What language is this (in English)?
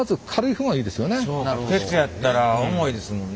Japanese